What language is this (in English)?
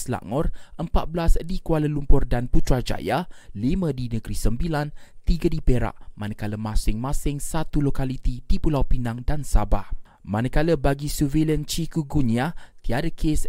Malay